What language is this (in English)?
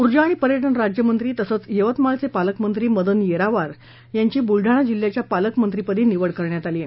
Marathi